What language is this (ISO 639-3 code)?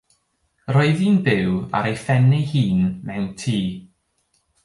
cym